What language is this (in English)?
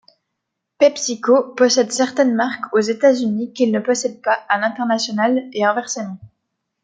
French